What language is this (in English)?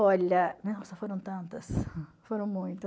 Portuguese